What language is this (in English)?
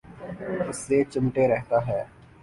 Urdu